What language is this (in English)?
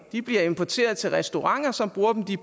Danish